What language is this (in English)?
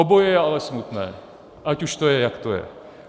Czech